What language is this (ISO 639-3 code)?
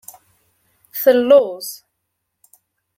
kab